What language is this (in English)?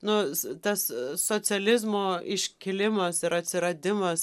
Lithuanian